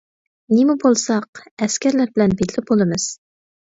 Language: Uyghur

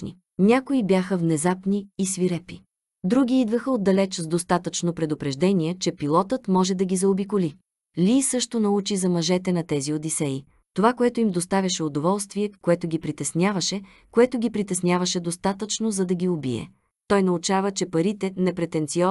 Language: Bulgarian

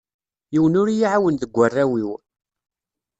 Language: Kabyle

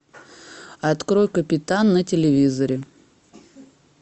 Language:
Russian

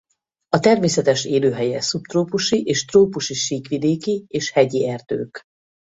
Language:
Hungarian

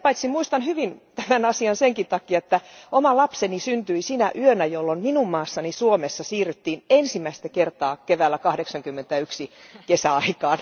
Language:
Finnish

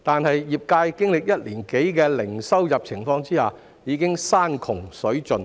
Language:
Cantonese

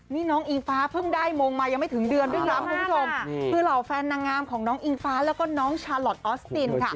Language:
Thai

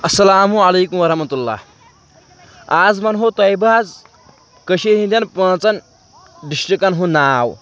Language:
Kashmiri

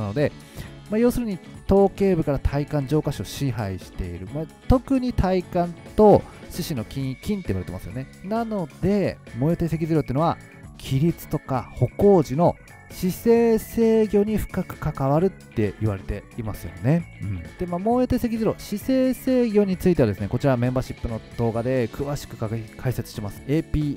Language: Japanese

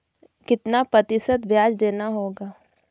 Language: Hindi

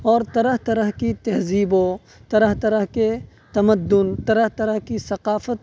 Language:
Urdu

